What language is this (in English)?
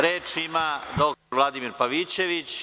Serbian